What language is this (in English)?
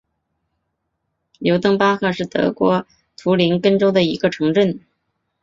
Chinese